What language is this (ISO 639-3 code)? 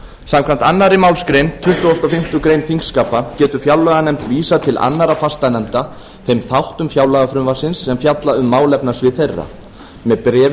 isl